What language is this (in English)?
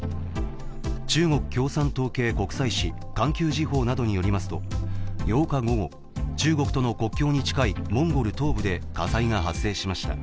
Japanese